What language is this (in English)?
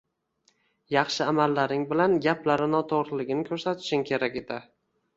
Uzbek